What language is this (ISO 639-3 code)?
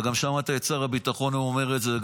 heb